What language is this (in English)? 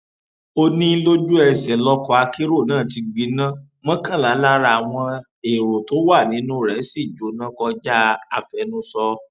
Yoruba